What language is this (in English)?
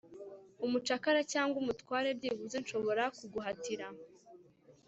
Kinyarwanda